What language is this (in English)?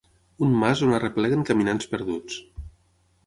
Catalan